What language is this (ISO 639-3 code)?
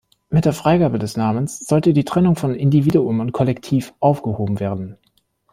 deu